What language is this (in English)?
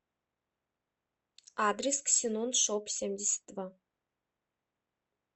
Russian